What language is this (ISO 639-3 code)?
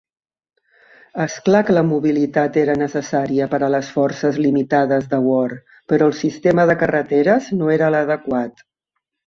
cat